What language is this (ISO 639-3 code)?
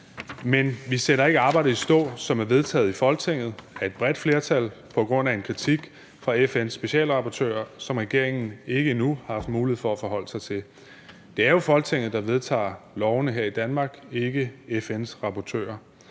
dan